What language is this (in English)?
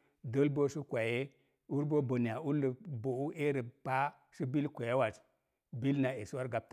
Mom Jango